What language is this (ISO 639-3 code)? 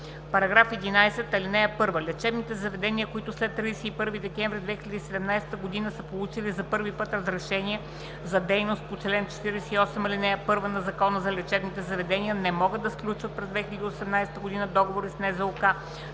bul